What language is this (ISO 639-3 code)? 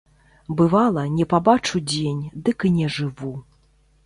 bel